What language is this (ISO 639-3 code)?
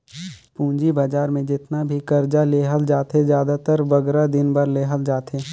hne